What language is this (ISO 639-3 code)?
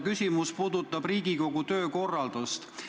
est